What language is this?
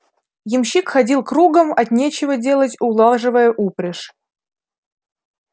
Russian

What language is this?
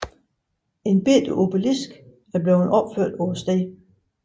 Danish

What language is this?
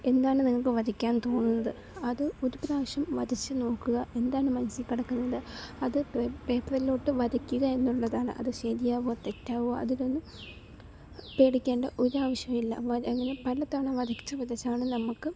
Malayalam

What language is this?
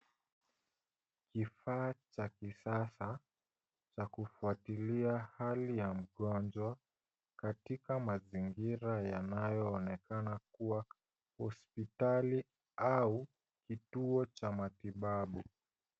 Swahili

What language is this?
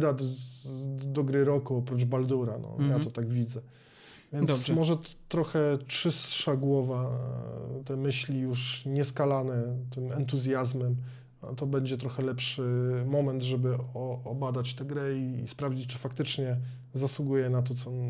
Polish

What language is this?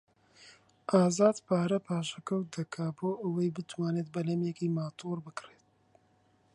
Central Kurdish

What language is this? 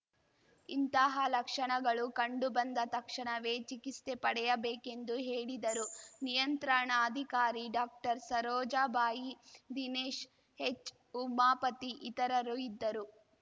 Kannada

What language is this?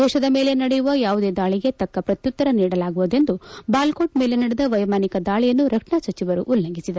Kannada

